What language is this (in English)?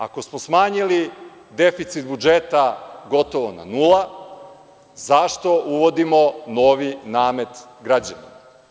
Serbian